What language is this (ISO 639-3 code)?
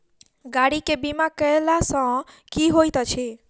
mai